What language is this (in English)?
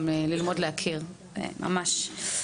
Hebrew